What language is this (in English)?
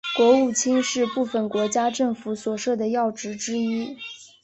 Chinese